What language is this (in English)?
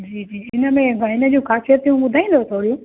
Sindhi